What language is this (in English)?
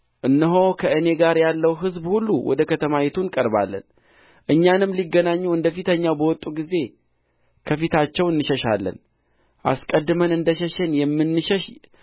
Amharic